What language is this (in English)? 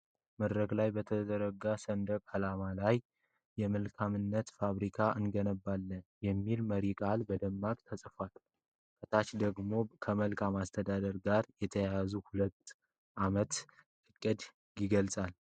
Amharic